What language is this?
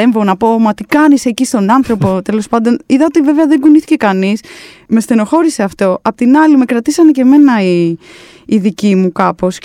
Greek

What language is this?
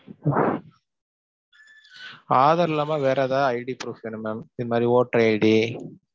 Tamil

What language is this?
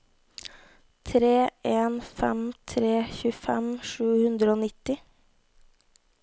Norwegian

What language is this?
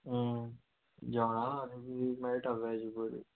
Konkani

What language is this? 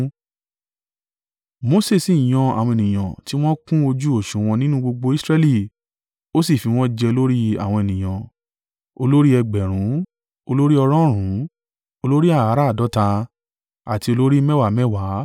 Yoruba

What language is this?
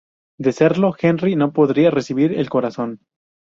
Spanish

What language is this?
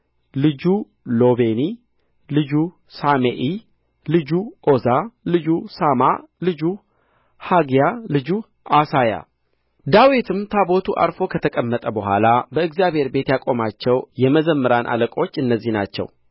Amharic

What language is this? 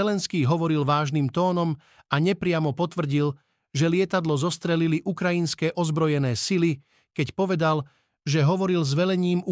Slovak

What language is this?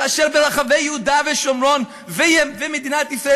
Hebrew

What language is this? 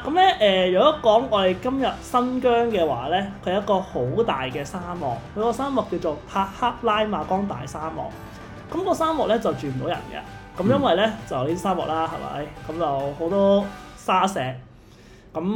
Chinese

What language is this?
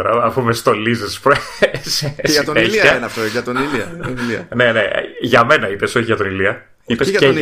Greek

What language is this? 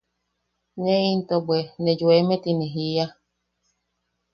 Yaqui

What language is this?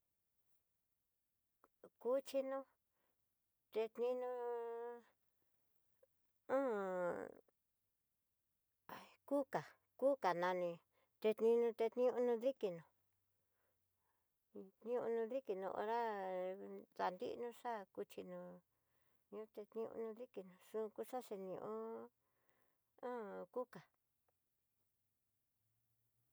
Tidaá Mixtec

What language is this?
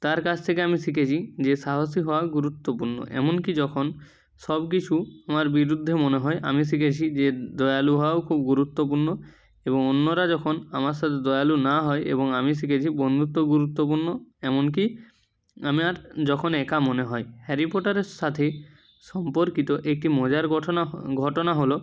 Bangla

